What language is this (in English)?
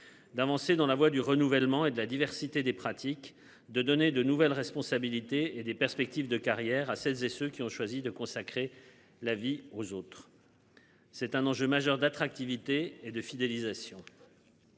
French